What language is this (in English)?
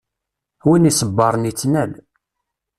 Kabyle